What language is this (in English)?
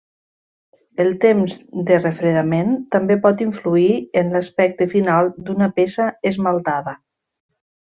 Catalan